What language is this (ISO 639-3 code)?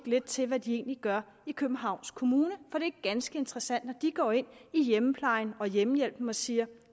dan